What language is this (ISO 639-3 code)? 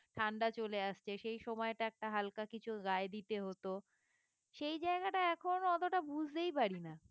ben